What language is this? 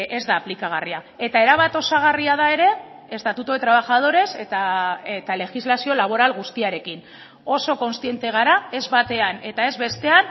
Basque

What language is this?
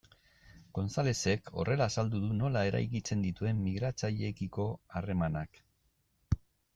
Basque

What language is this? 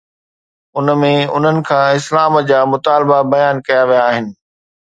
Sindhi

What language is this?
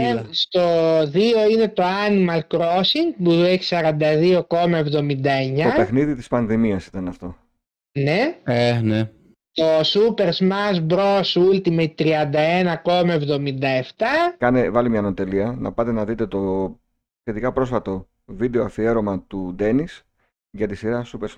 Greek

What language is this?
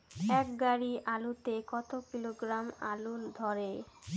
Bangla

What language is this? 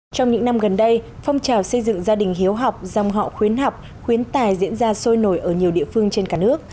Vietnamese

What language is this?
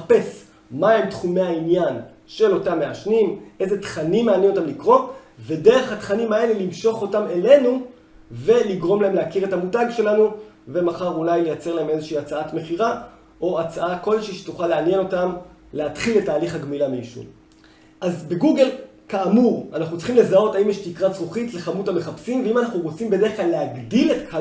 Hebrew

